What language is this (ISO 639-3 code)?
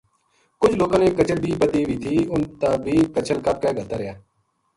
gju